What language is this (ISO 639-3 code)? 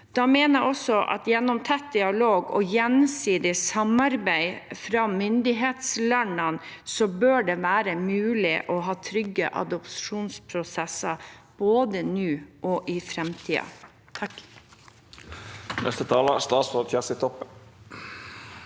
nor